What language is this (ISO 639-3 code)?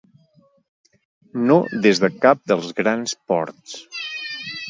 cat